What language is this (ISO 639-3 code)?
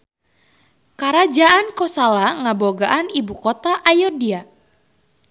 sun